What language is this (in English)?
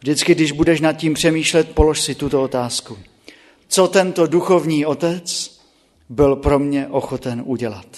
Czech